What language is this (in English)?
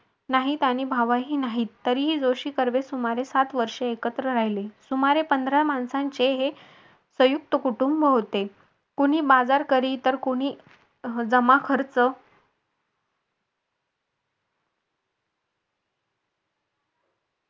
Marathi